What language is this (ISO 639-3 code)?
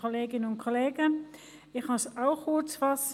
gsw